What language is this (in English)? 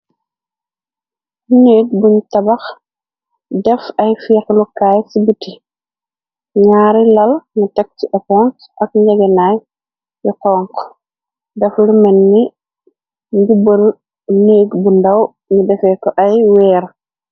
Wolof